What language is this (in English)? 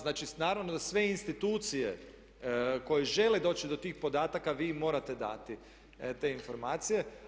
Croatian